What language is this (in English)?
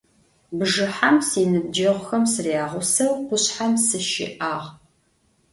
Adyghe